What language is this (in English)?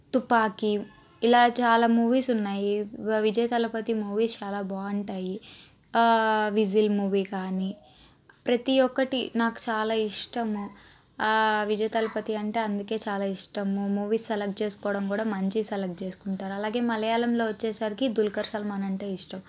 Telugu